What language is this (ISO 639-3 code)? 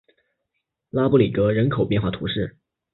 zho